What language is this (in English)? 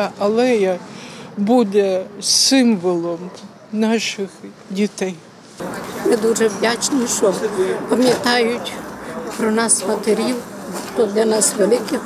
Ukrainian